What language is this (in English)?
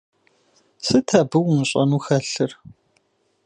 Kabardian